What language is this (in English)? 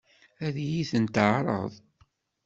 Kabyle